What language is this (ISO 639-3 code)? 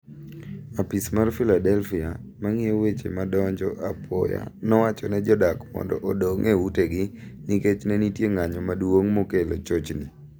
luo